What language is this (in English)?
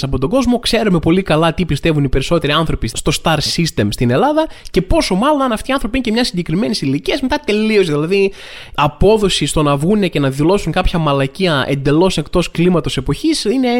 Greek